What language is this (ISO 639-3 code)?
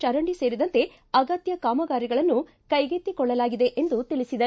kan